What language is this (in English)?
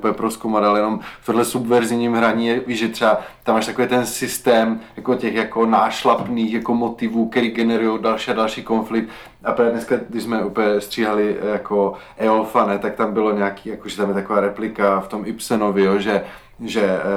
Czech